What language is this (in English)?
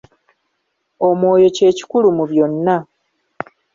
Ganda